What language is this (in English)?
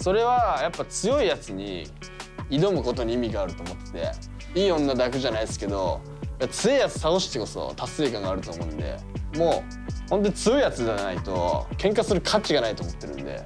Japanese